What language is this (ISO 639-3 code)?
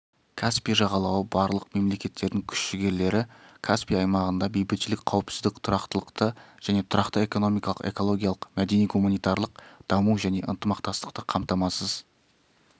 kaz